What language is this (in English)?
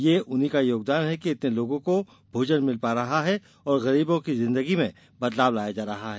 Hindi